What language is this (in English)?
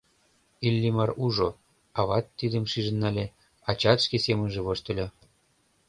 Mari